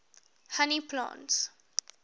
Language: English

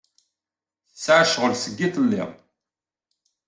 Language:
Kabyle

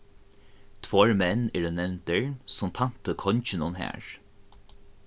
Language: Faroese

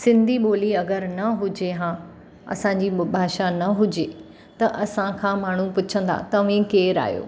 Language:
Sindhi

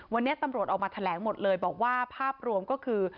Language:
Thai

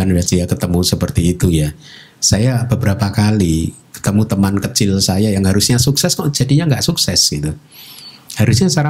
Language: Indonesian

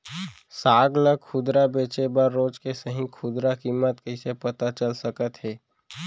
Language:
Chhattisgarhi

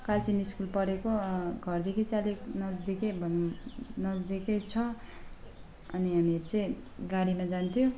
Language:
Nepali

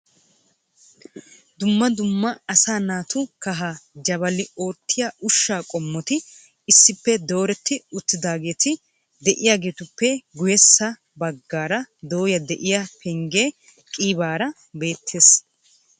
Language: Wolaytta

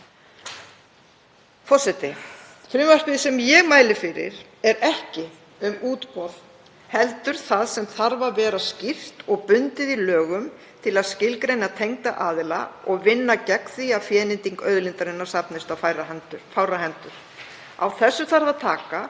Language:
Icelandic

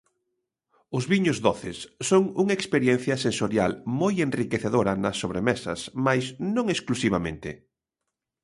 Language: Galician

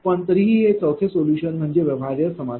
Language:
Marathi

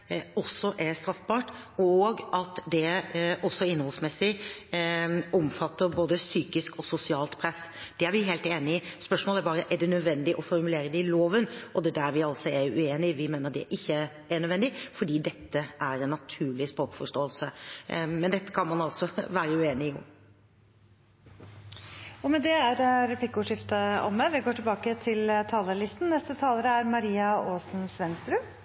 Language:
Norwegian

